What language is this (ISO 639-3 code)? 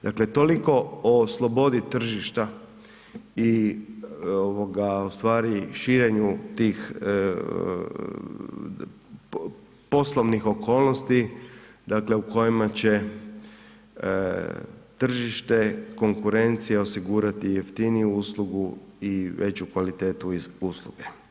hrv